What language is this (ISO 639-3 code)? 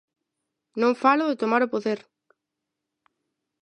glg